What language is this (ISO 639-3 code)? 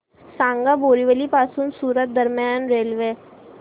mar